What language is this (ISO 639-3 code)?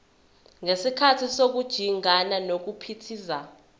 zul